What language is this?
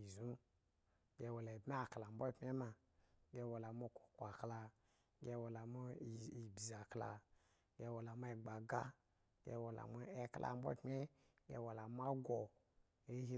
Eggon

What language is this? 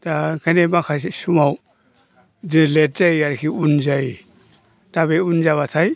Bodo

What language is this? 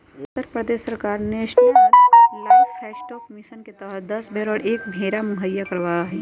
Magahi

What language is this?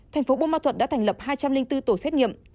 Vietnamese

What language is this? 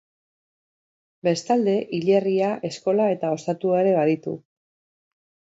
Basque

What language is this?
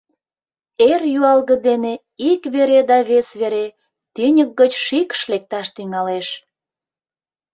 Mari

